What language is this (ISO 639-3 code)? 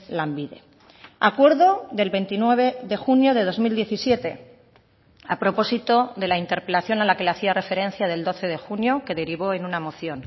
spa